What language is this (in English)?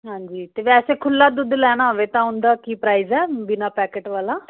Punjabi